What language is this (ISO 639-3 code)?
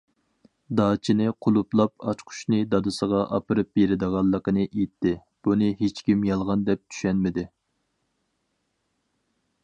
uig